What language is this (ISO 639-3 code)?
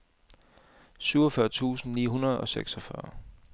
dan